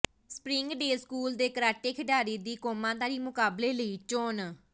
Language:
Punjabi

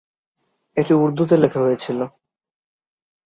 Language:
Bangla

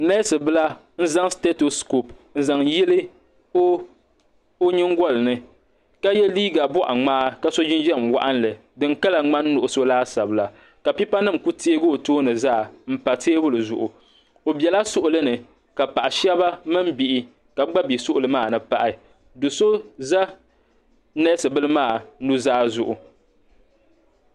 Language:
Dagbani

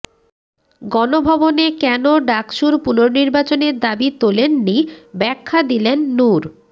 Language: Bangla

